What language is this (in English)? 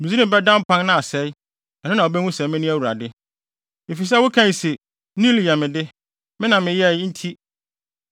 Akan